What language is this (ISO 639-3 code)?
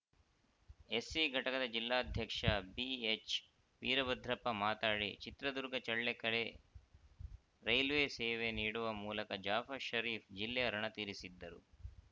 kan